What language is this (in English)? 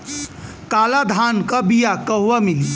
Bhojpuri